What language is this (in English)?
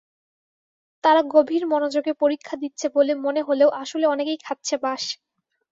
Bangla